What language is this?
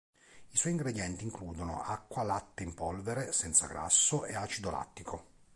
Italian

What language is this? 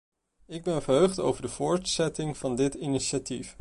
Dutch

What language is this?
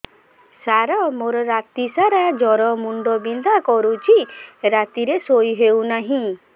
Odia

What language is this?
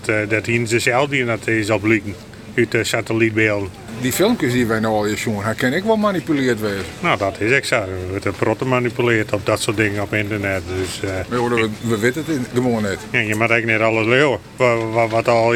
Dutch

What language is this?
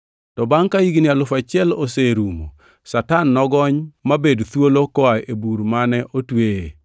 Luo (Kenya and Tanzania)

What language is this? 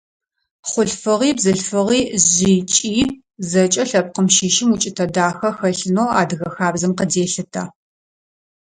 Adyghe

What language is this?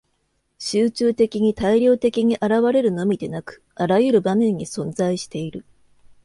Japanese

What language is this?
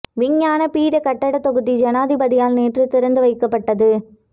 Tamil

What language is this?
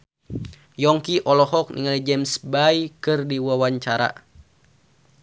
Sundanese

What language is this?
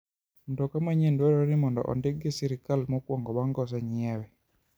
Luo (Kenya and Tanzania)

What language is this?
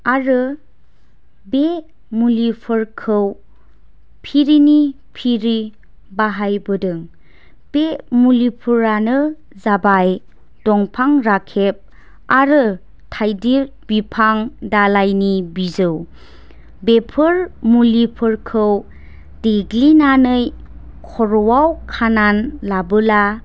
Bodo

